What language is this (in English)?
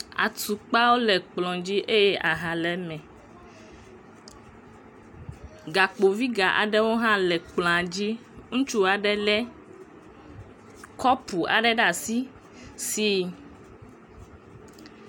Ewe